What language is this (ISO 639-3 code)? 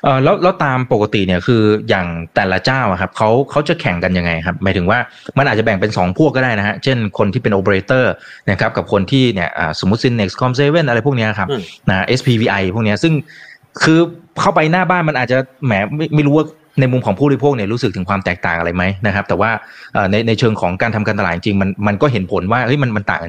tha